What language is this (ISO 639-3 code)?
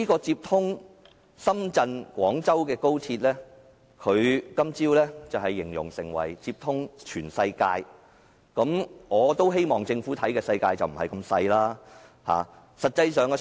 yue